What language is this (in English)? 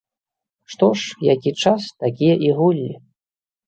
Belarusian